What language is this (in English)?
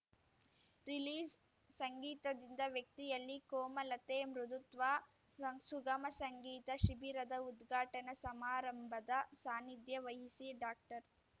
Kannada